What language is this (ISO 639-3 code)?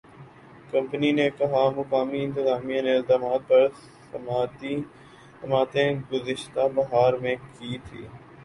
urd